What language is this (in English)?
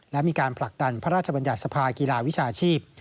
Thai